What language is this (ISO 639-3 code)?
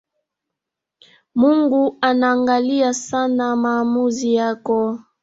swa